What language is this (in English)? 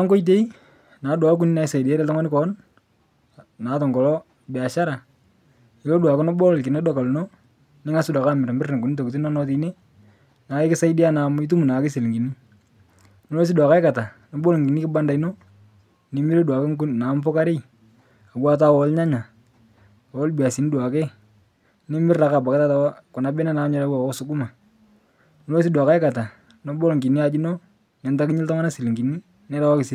Masai